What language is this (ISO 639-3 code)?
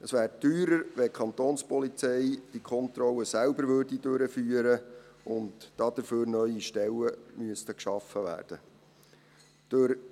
gsw